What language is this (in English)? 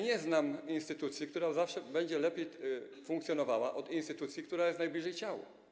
Polish